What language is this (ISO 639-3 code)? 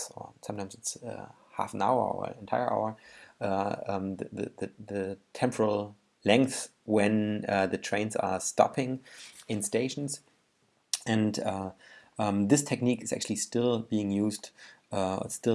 eng